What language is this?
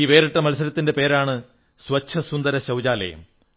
Malayalam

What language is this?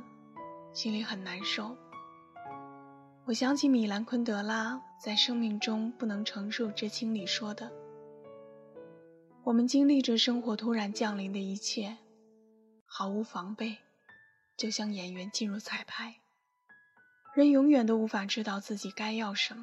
Chinese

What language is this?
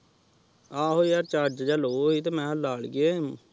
Punjabi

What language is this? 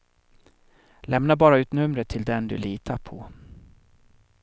Swedish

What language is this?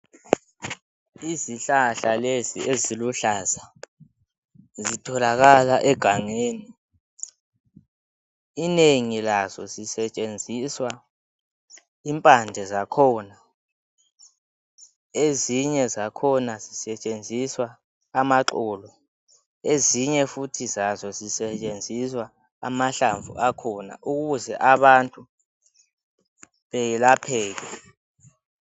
North Ndebele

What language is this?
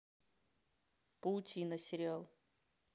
Russian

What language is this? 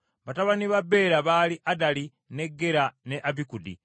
Ganda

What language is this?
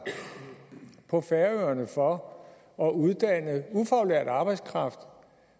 Danish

